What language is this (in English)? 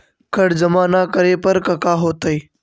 Magahi